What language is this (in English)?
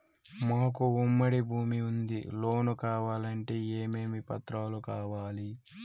Telugu